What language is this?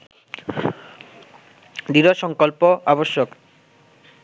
Bangla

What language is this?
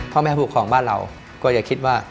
Thai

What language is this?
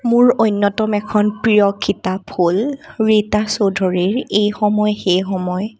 Assamese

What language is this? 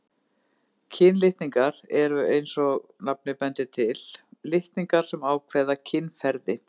Icelandic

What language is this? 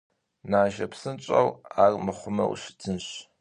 Kabardian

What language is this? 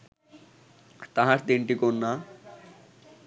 Bangla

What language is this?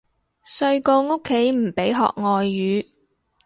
Cantonese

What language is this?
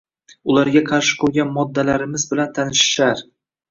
Uzbek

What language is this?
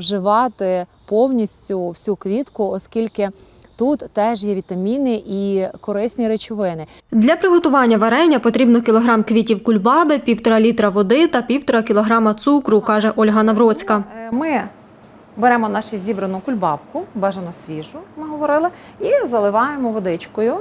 Ukrainian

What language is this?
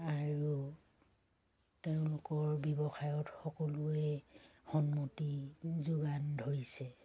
Assamese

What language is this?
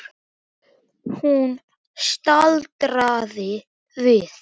Icelandic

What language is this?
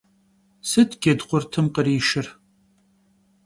Kabardian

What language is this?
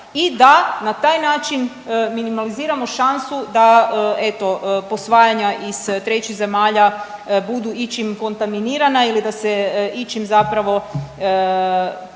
Croatian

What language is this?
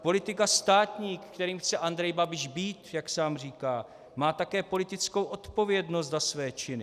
Czech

